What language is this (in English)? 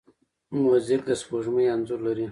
Pashto